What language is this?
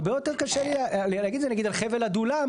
Hebrew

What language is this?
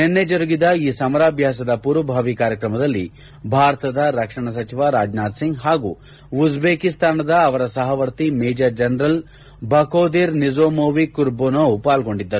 Kannada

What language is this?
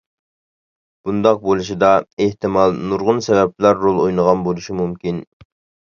Uyghur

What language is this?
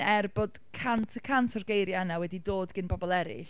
Welsh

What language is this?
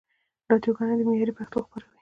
Pashto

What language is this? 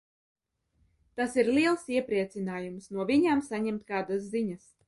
Latvian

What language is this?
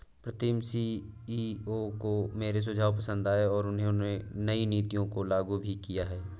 Hindi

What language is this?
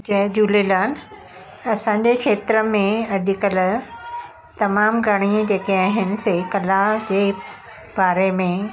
Sindhi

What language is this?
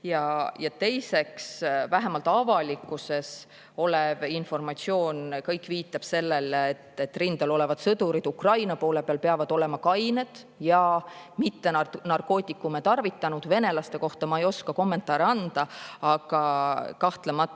Estonian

